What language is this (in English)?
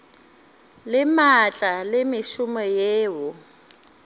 Northern Sotho